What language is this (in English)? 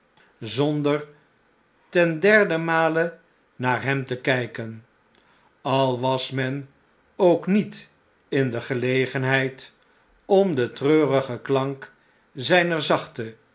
Dutch